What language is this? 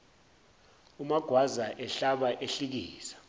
Zulu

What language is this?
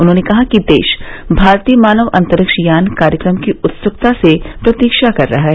Hindi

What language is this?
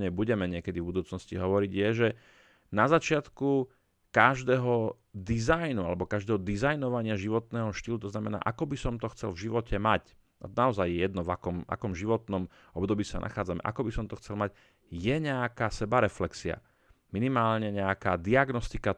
Slovak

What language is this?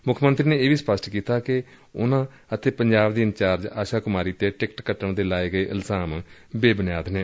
Punjabi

